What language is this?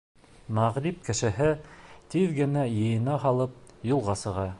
Bashkir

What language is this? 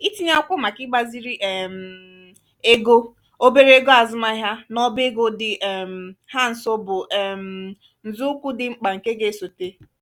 Igbo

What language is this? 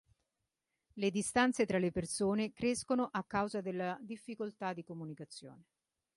Italian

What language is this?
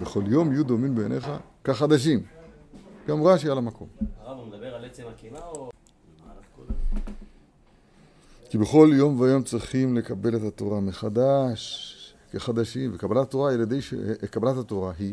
Hebrew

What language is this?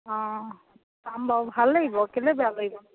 Assamese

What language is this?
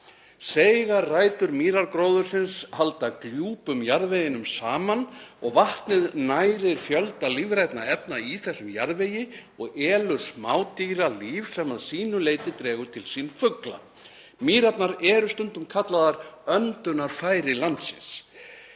Icelandic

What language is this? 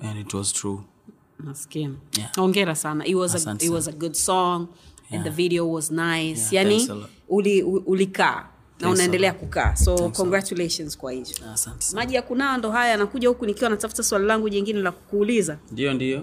Swahili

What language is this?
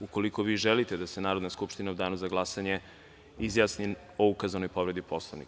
Serbian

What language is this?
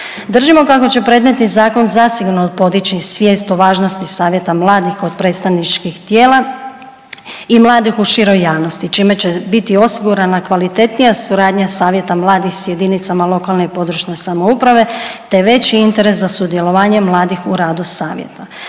Croatian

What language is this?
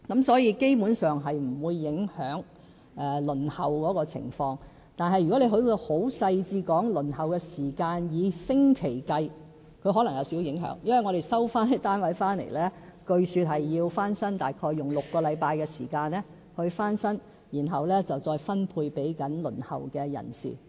Cantonese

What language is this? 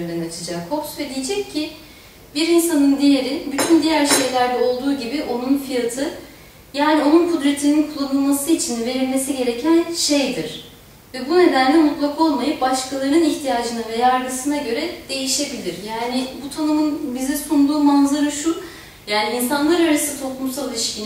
Turkish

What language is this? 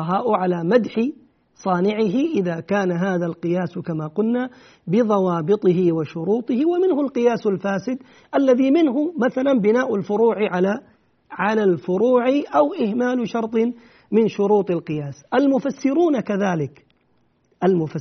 Arabic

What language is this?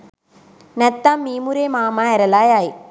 Sinhala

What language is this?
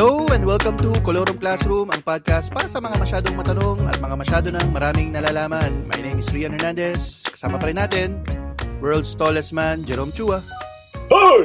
Filipino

